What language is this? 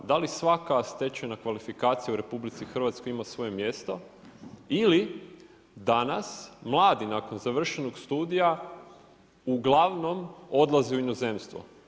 Croatian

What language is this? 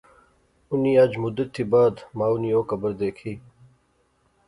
Pahari-Potwari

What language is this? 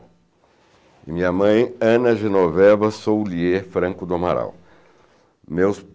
Portuguese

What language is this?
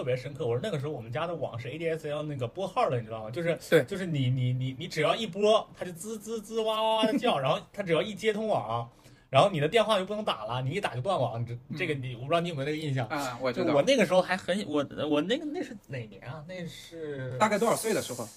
Chinese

